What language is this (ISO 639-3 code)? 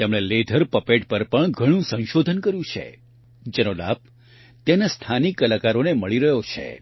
guj